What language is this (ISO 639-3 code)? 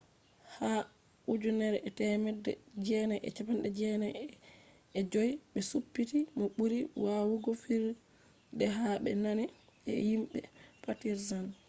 ful